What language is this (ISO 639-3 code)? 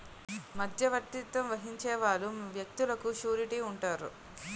tel